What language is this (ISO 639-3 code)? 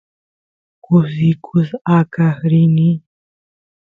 qus